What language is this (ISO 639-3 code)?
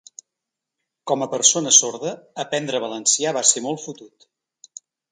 cat